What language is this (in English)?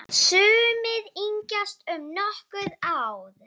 Icelandic